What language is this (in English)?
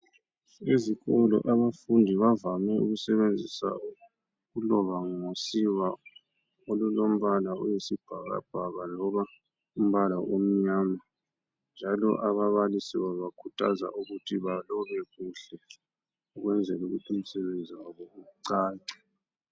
North Ndebele